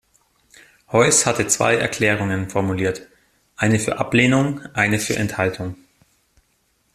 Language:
German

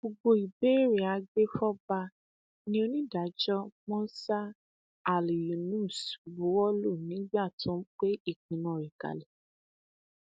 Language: Yoruba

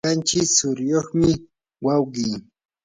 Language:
Yanahuanca Pasco Quechua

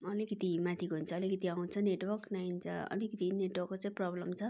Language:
Nepali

